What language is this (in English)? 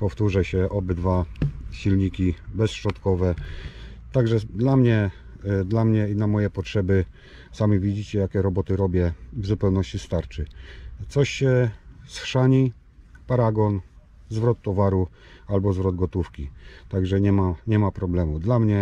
Polish